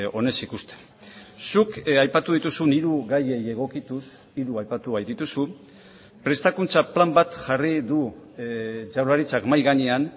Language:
Basque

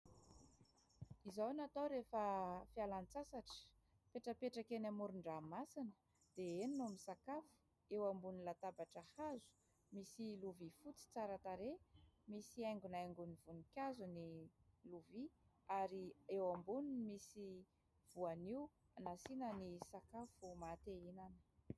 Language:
Malagasy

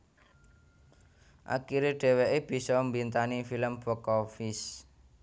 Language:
Javanese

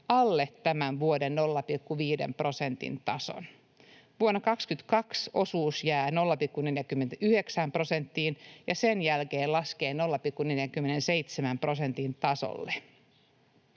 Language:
Finnish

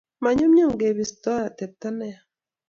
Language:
Kalenjin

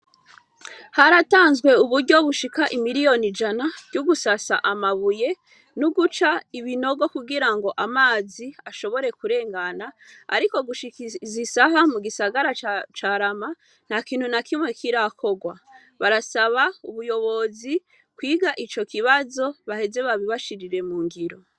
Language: Rundi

